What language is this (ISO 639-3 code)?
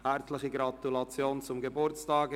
gsw